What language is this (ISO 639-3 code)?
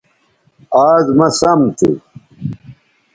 btv